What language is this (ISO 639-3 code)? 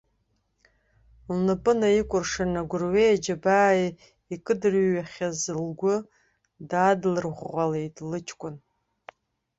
abk